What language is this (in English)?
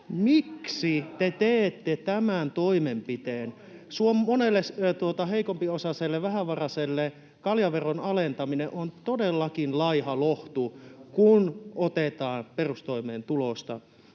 Finnish